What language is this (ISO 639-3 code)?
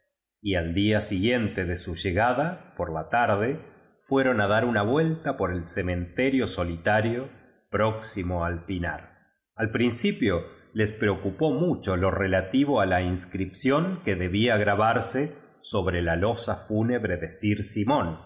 spa